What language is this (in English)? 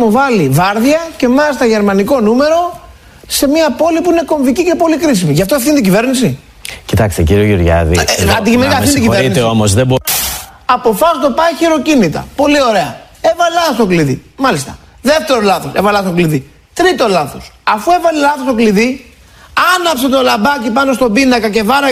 Greek